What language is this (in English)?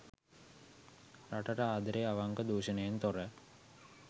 Sinhala